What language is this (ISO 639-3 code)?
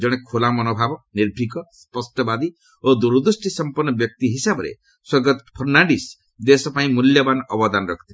ori